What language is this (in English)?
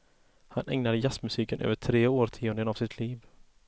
Swedish